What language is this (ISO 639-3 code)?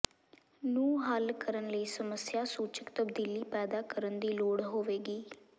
pan